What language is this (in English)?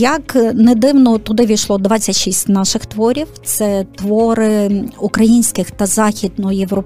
Ukrainian